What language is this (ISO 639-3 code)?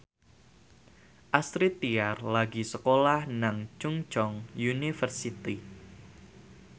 jav